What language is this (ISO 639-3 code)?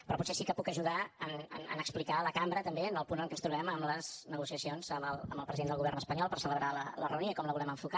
cat